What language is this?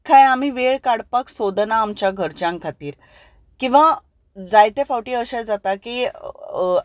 Konkani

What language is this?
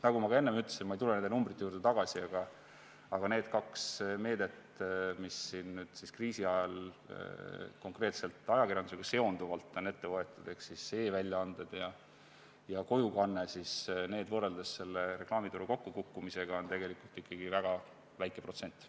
Estonian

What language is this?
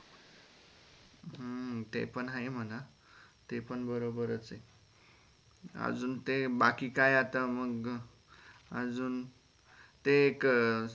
Marathi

